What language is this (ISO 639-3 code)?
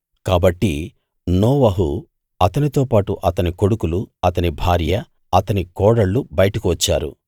tel